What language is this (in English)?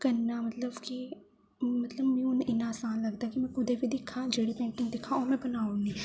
Dogri